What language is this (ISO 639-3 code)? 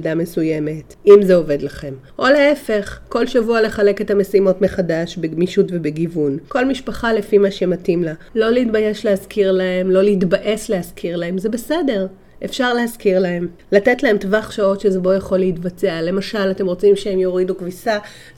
heb